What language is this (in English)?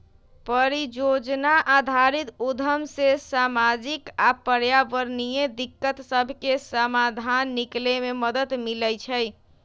Magahi